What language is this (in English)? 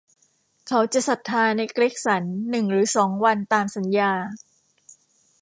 Thai